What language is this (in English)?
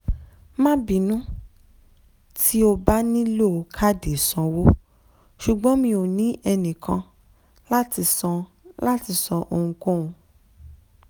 Yoruba